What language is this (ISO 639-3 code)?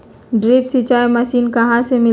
mag